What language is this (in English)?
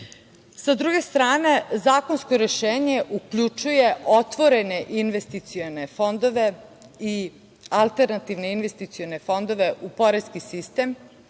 Serbian